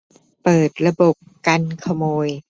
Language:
Thai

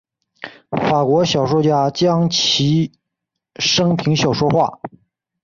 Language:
Chinese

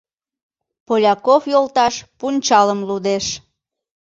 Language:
Mari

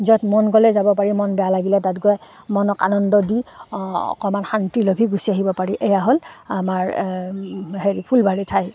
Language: Assamese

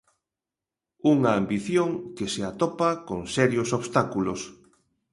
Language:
Galician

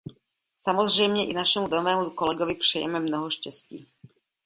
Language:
Czech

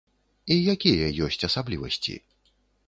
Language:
Belarusian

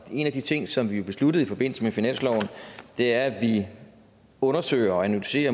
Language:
Danish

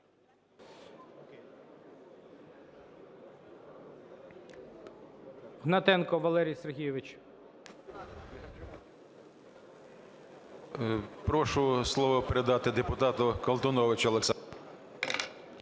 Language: Ukrainian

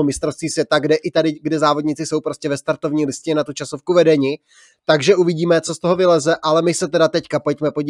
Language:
Czech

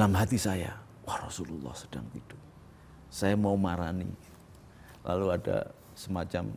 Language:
Indonesian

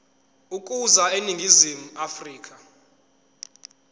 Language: Zulu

